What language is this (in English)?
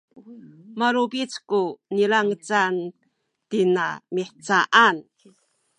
Sakizaya